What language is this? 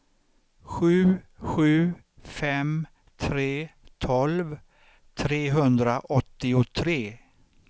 Swedish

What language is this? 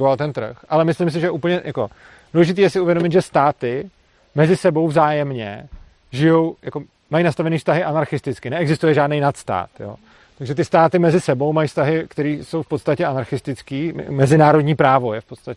Czech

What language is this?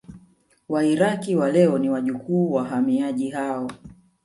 Swahili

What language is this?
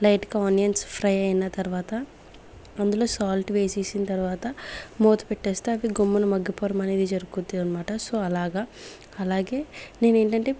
Telugu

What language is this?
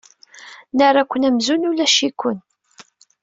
Kabyle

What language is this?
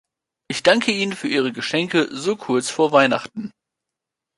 German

